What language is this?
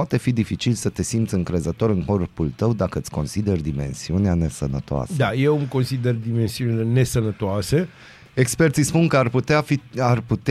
Romanian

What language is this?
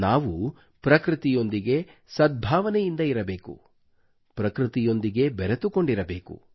Kannada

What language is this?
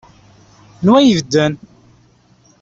Kabyle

